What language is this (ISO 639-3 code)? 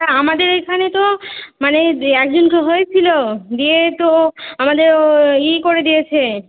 ben